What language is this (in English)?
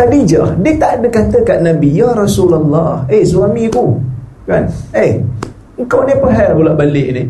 Malay